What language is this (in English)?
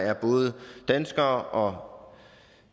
Danish